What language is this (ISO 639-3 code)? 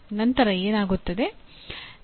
kan